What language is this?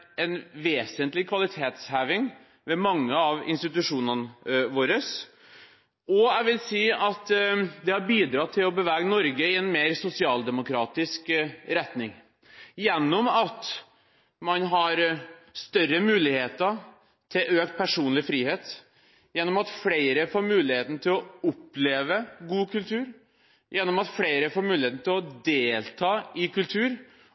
Norwegian Bokmål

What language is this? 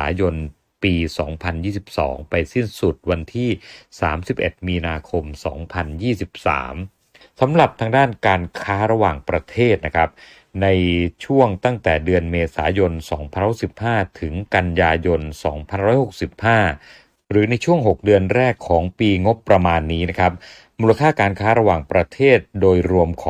Thai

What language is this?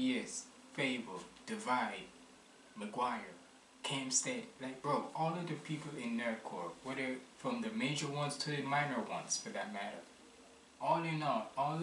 English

